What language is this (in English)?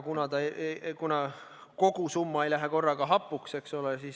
Estonian